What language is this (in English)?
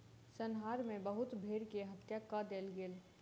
Maithili